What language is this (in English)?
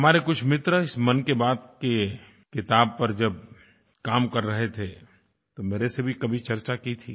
Hindi